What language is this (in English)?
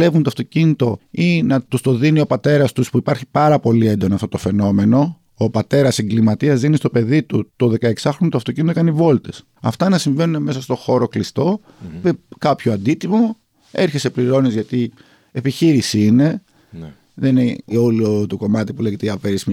Greek